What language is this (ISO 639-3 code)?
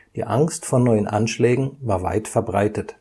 deu